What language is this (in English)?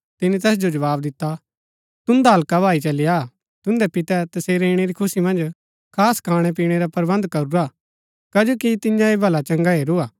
Gaddi